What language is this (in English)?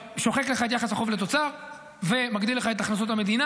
Hebrew